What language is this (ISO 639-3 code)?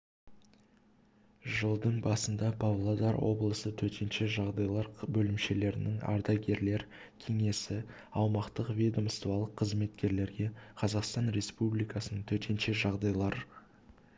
kaz